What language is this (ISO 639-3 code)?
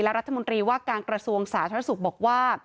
tha